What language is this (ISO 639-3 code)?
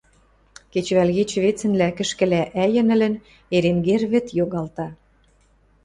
mrj